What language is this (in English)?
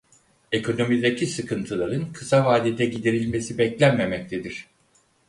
Turkish